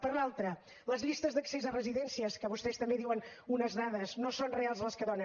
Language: Catalan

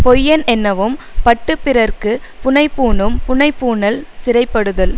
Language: Tamil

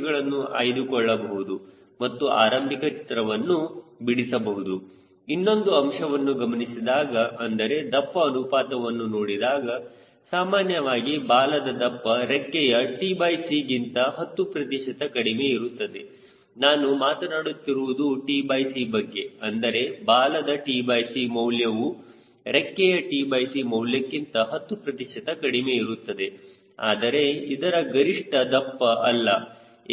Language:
Kannada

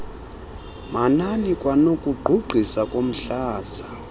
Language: Xhosa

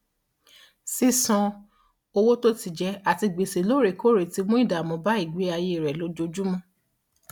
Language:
Yoruba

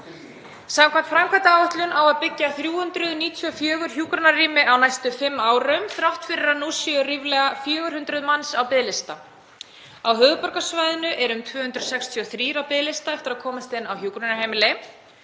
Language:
Icelandic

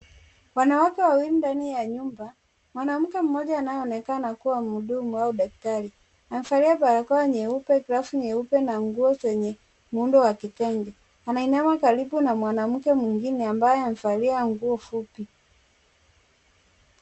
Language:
Swahili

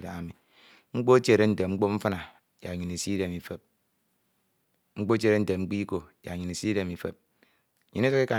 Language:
Ito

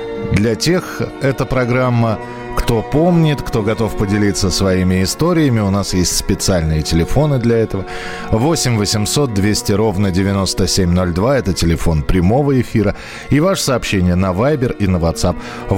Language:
Russian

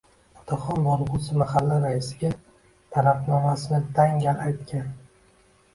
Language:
Uzbek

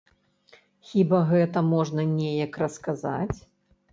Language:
Belarusian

